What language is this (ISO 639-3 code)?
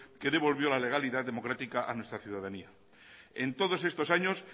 spa